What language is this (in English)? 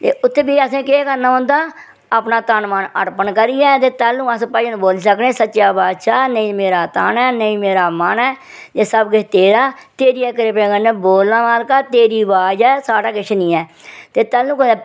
Dogri